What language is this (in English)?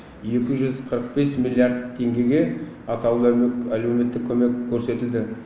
Kazakh